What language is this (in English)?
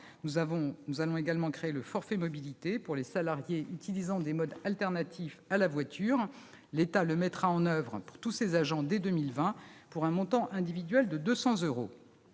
French